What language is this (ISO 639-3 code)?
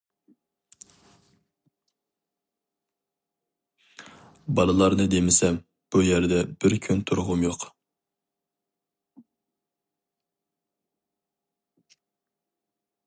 uig